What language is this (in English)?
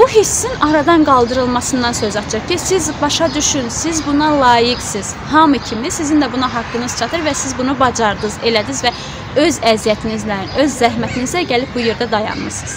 Turkish